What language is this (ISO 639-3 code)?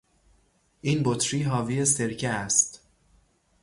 fas